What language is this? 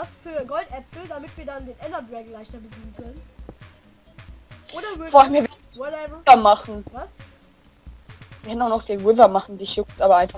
German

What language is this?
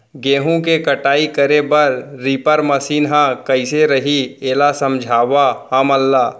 Chhattisgarhi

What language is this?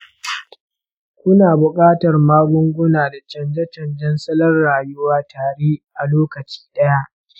Hausa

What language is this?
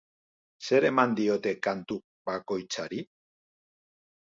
Basque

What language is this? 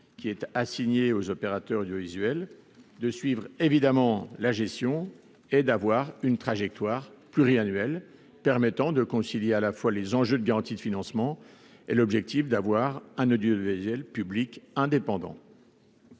French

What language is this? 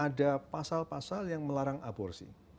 Indonesian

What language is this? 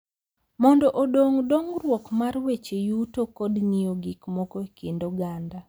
Luo (Kenya and Tanzania)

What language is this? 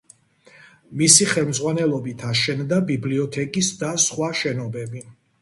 Georgian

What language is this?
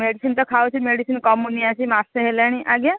Odia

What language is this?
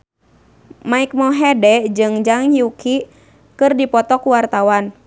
Sundanese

